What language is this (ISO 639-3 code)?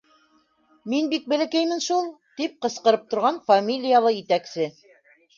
bak